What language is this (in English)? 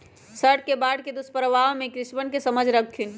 Magahi